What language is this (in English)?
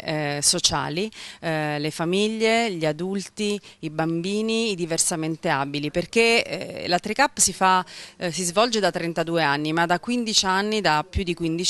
Italian